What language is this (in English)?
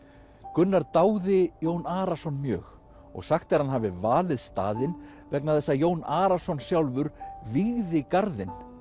Icelandic